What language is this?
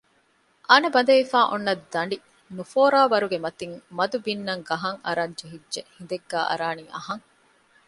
Divehi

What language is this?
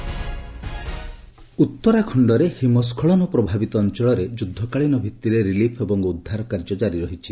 Odia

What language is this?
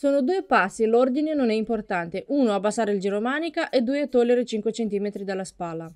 Italian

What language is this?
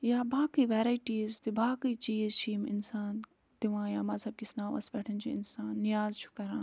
Kashmiri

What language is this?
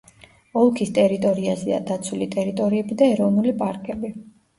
Georgian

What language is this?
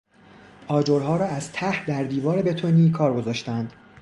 Persian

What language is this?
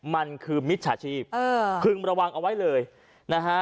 Thai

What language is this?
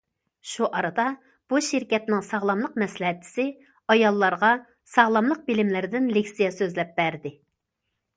Uyghur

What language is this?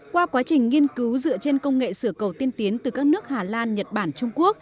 Vietnamese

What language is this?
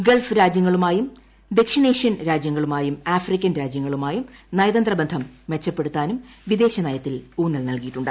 Malayalam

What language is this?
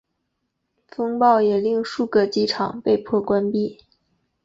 Chinese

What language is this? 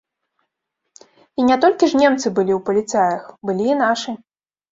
Belarusian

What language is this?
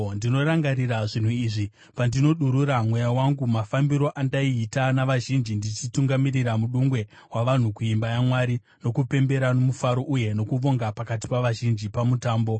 Shona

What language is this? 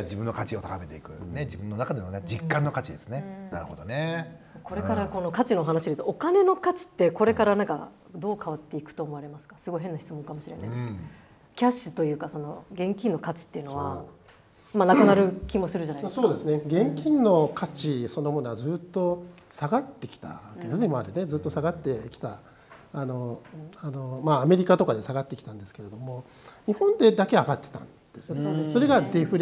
Japanese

